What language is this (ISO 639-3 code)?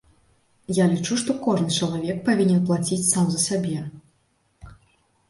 bel